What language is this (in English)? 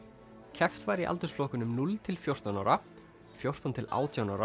Icelandic